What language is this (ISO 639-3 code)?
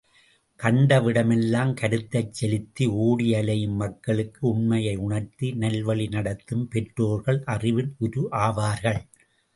tam